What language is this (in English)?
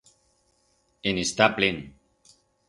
Aragonese